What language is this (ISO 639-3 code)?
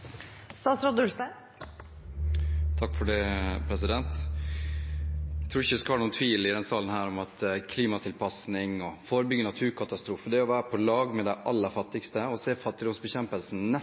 nob